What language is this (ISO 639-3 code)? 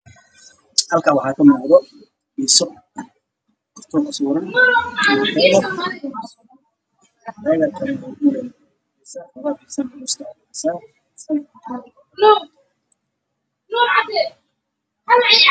som